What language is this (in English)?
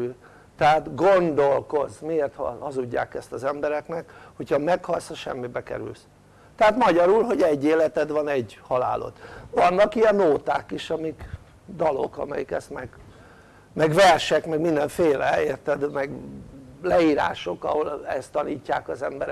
Hungarian